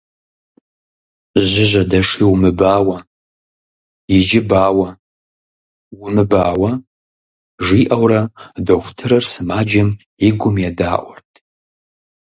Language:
Kabardian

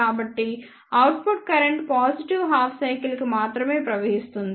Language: Telugu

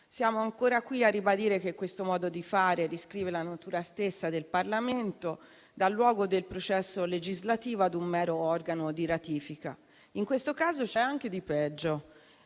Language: Italian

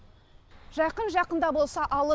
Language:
Kazakh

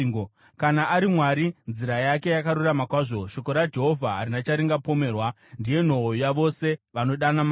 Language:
Shona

